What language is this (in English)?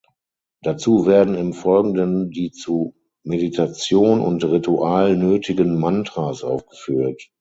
German